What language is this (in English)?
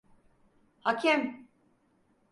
Turkish